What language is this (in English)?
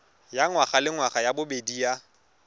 Tswana